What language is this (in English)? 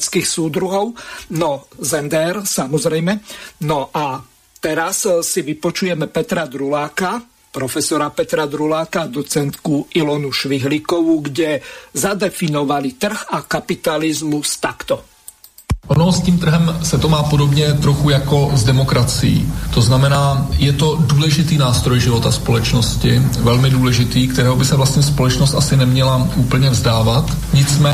Slovak